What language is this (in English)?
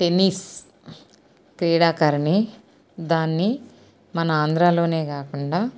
Telugu